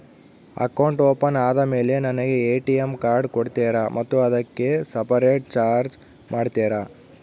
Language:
Kannada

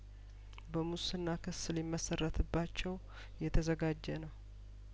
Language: Amharic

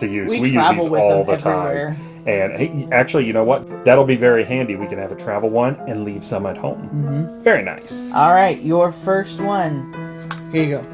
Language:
English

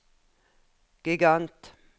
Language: Norwegian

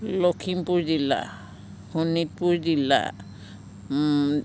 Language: Assamese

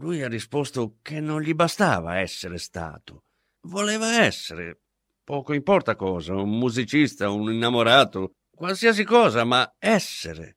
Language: Italian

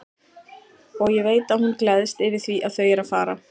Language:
Icelandic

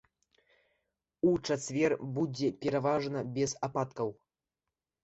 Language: Belarusian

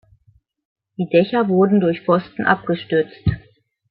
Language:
German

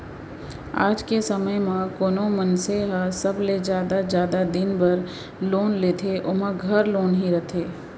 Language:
Chhattisgarhi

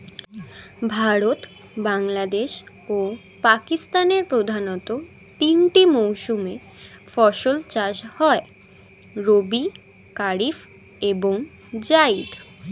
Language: Bangla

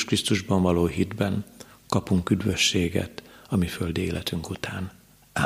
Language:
Hungarian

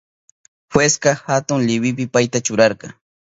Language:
Southern Pastaza Quechua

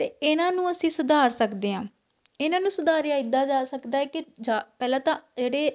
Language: Punjabi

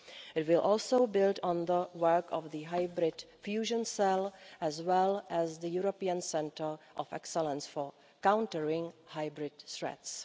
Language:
English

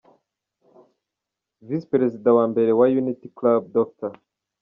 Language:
Kinyarwanda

